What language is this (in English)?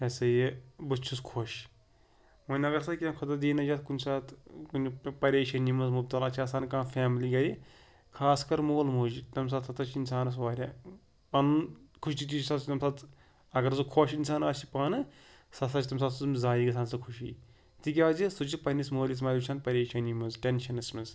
Kashmiri